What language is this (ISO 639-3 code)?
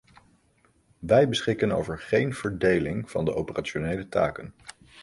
nld